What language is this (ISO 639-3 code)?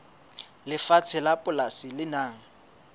sot